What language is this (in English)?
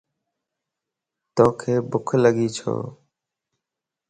Lasi